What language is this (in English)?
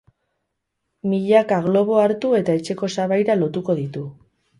Basque